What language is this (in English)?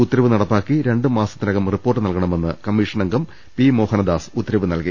Malayalam